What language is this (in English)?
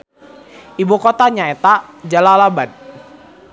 Sundanese